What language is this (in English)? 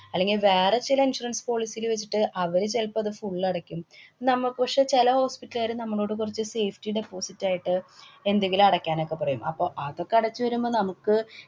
Malayalam